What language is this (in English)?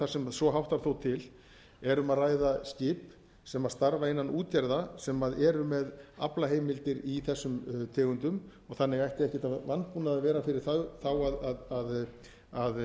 Icelandic